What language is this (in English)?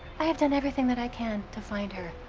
English